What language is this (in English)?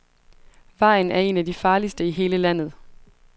Danish